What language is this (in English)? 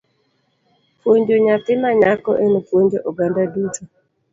Luo (Kenya and Tanzania)